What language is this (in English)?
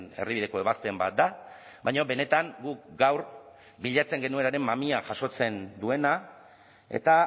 Basque